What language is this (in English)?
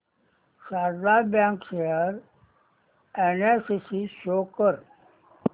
Marathi